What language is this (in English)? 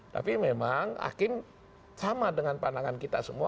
Indonesian